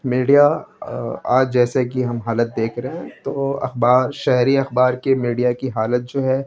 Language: Urdu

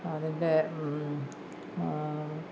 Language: Malayalam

